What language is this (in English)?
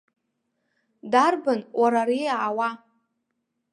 Abkhazian